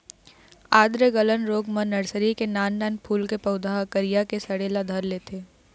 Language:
Chhattisgarhi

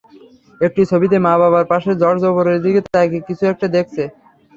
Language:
Bangla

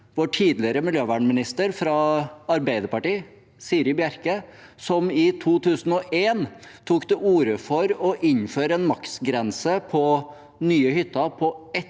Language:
Norwegian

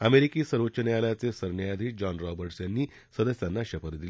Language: Marathi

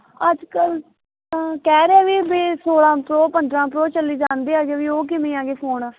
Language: Punjabi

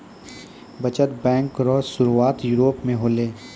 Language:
Maithili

